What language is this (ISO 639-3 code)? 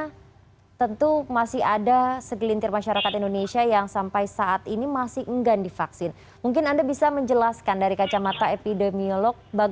ind